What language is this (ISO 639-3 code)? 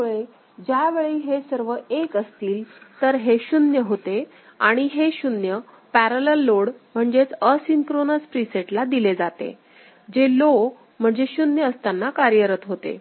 mar